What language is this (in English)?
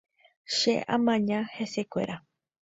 Guarani